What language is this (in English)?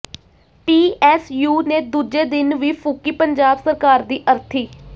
Punjabi